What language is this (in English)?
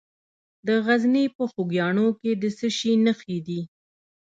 Pashto